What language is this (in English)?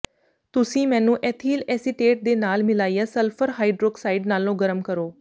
Punjabi